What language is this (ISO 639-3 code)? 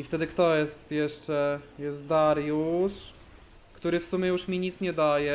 pol